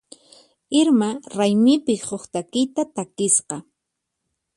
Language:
Puno Quechua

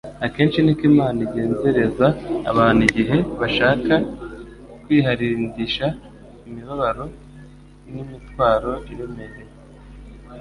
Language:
Kinyarwanda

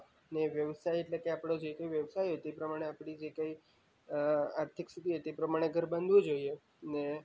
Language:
Gujarati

